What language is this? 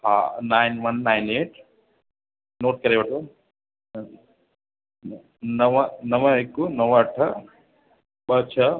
Sindhi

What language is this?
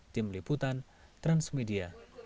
Indonesian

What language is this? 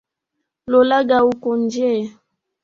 Swahili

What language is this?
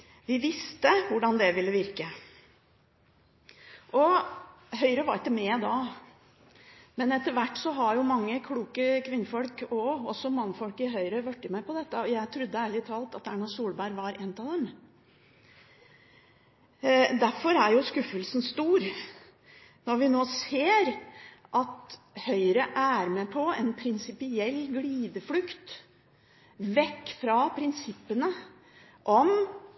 Norwegian Bokmål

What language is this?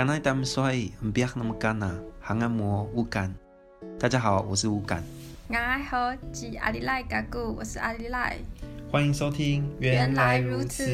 Chinese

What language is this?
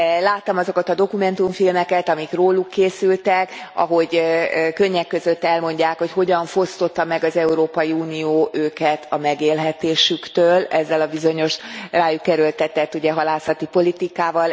Hungarian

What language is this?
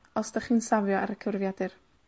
Welsh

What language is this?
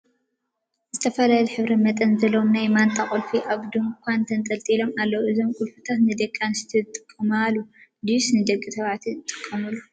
Tigrinya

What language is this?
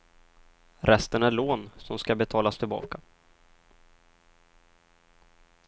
Swedish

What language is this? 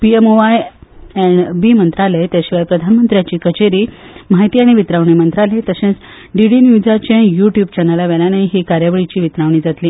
Konkani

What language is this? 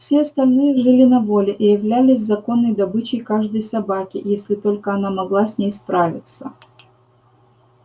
Russian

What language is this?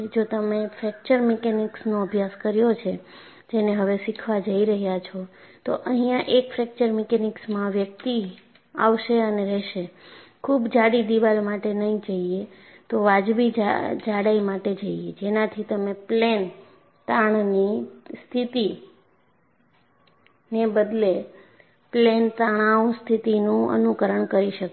Gujarati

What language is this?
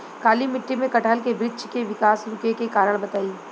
Bhojpuri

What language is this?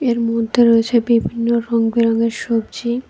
Bangla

